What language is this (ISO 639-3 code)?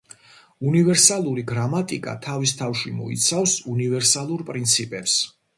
kat